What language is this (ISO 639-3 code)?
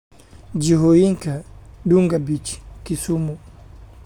som